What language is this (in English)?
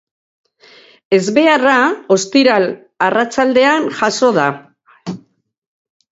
Basque